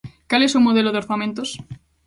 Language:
Galician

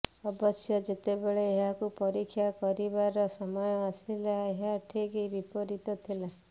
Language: Odia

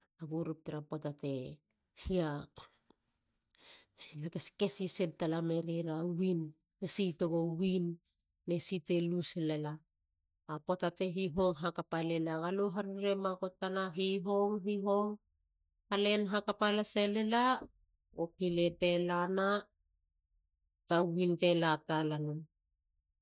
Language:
Halia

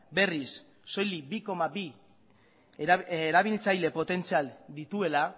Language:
Basque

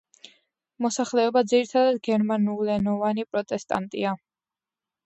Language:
Georgian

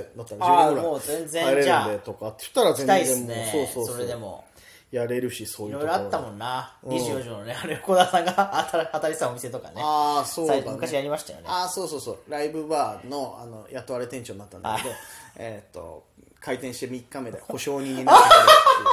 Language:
Japanese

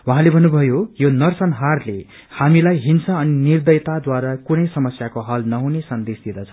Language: Nepali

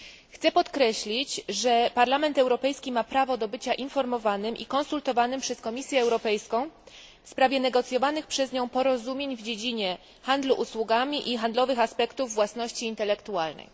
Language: Polish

